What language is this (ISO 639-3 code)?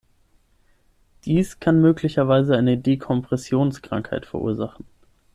deu